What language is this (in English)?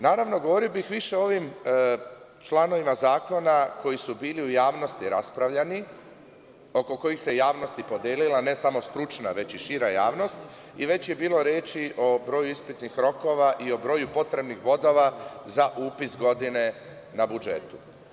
Serbian